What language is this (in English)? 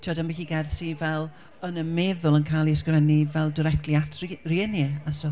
Welsh